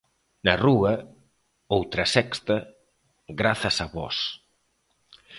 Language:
Galician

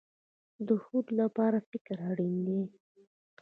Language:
Pashto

